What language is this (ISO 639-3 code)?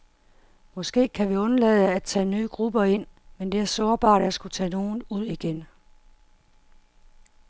dan